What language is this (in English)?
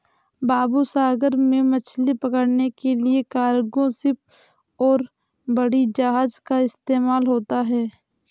Hindi